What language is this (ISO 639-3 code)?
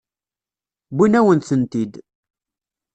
kab